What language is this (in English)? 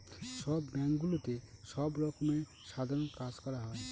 Bangla